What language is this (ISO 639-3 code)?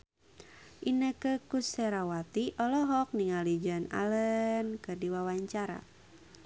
sun